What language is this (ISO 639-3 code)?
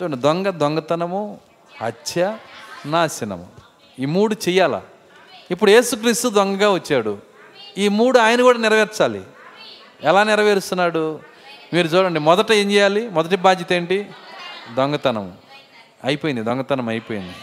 tel